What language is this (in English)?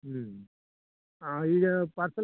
Kannada